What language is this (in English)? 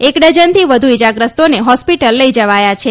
Gujarati